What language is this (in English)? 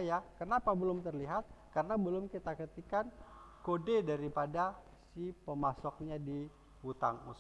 Indonesian